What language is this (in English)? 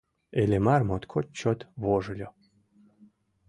Mari